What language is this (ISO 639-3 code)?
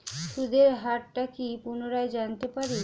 ben